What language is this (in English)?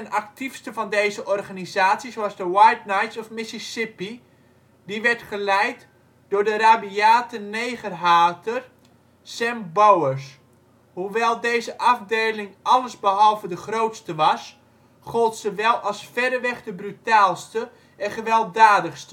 Dutch